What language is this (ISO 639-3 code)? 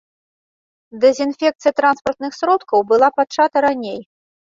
bel